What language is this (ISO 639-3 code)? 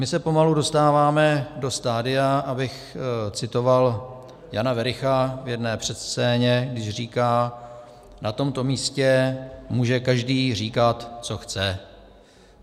ces